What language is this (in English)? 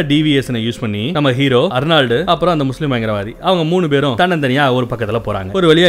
Tamil